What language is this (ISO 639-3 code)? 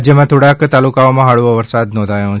guj